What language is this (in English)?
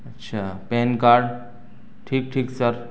Urdu